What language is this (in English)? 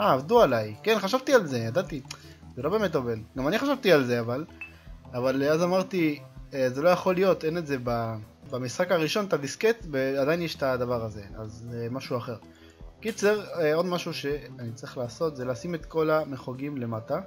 Hebrew